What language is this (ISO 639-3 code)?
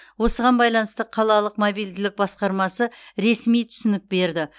kaz